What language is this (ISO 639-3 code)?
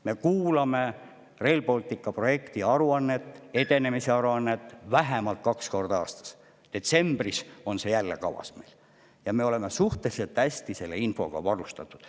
est